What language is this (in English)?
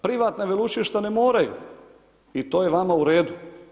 Croatian